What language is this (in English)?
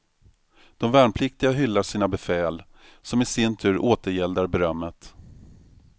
Swedish